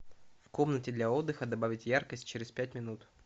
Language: Russian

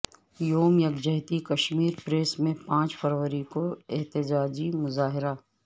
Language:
Urdu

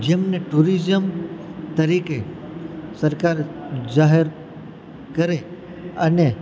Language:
Gujarati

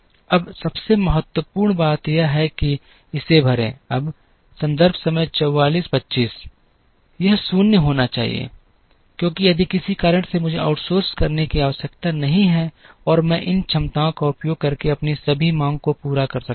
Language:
Hindi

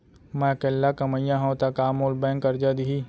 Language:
Chhattisgarhi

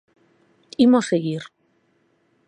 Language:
Galician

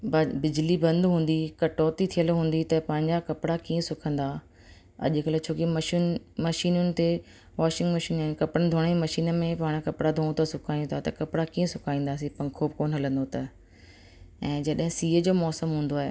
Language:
Sindhi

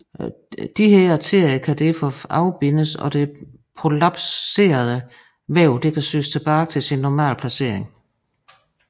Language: Danish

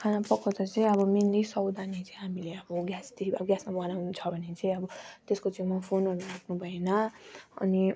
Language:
Nepali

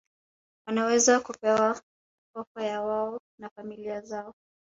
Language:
Swahili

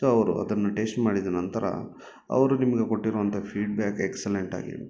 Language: Kannada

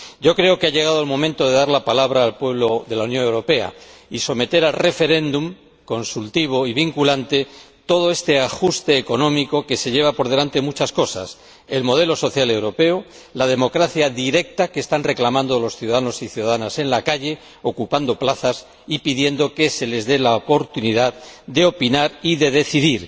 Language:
Spanish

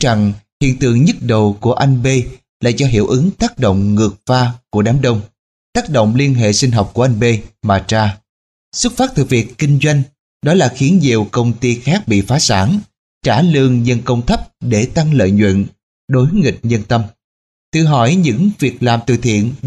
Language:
Vietnamese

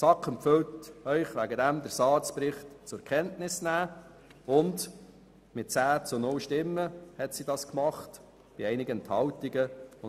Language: Swiss German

